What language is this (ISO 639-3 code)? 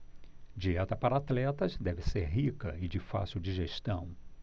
por